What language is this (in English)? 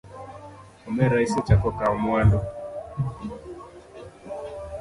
Luo (Kenya and Tanzania)